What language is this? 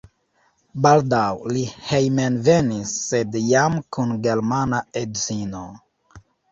Esperanto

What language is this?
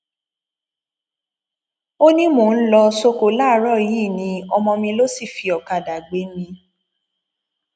Yoruba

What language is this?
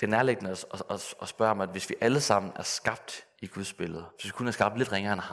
Danish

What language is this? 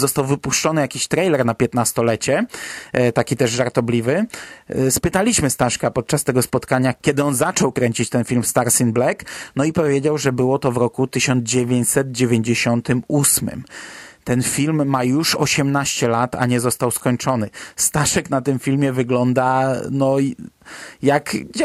Polish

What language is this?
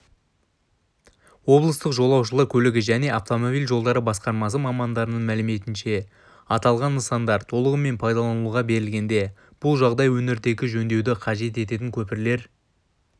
Kazakh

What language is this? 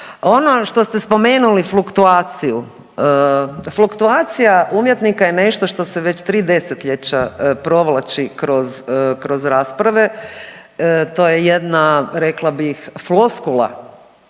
Croatian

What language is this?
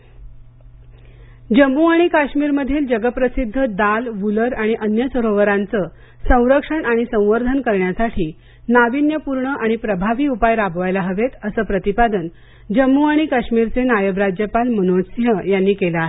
Marathi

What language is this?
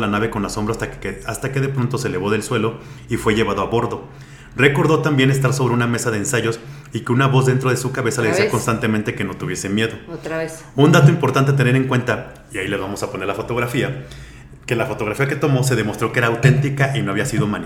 Spanish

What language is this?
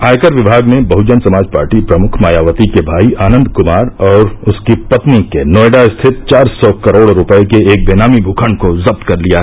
Hindi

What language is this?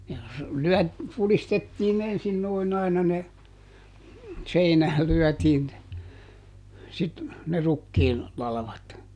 Finnish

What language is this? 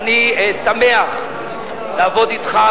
Hebrew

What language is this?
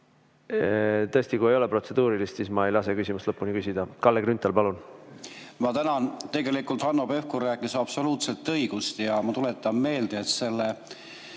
Estonian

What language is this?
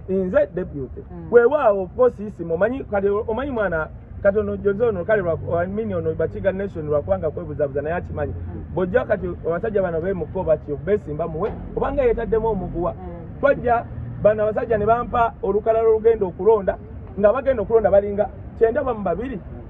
English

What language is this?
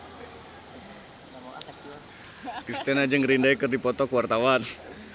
Sundanese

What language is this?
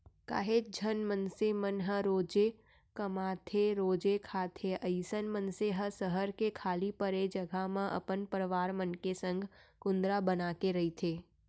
Chhattisgarhi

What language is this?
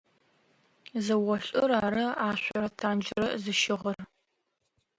Adyghe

